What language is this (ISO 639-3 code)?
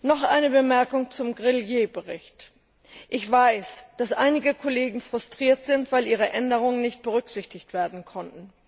deu